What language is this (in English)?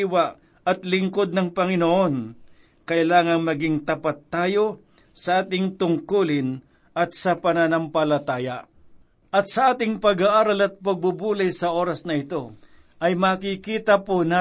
Filipino